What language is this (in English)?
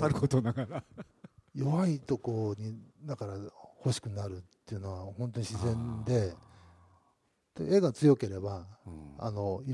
Japanese